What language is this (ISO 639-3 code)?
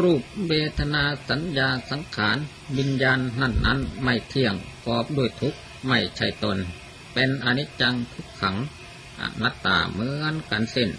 tha